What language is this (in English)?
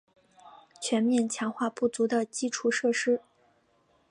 Chinese